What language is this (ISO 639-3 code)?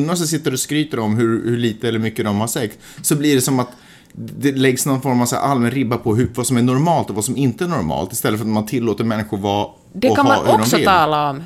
swe